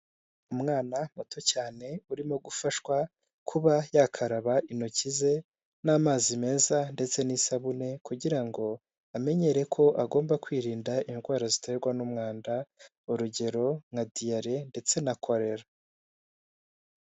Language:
Kinyarwanda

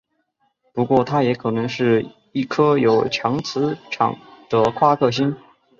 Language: Chinese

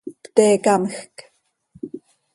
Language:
Seri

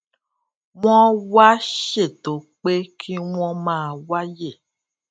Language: Yoruba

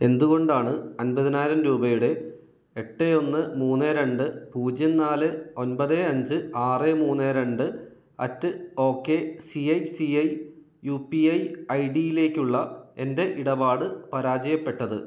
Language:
Malayalam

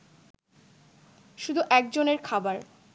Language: Bangla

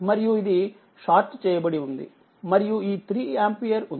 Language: Telugu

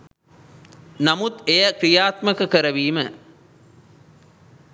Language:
Sinhala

